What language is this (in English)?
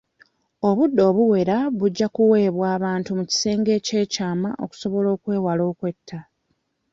Ganda